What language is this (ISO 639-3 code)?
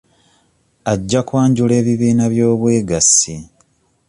lug